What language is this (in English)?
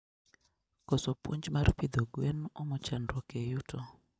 Luo (Kenya and Tanzania)